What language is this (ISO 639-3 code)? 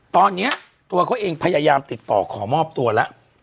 tha